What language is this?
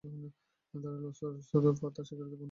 Bangla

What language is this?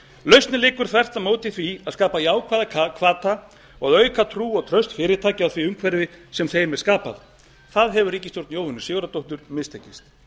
Icelandic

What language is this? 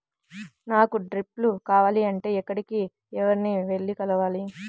Telugu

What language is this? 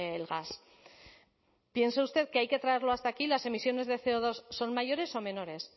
Spanish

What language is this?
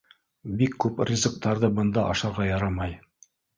Bashkir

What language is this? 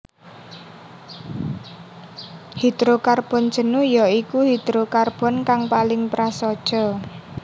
Javanese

